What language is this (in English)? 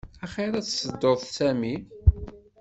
Kabyle